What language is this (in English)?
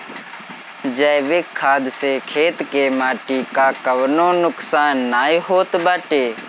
Bhojpuri